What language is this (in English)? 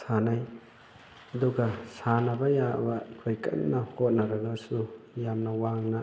Manipuri